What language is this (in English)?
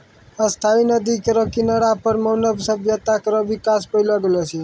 Maithili